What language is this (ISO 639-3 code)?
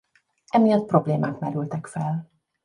hun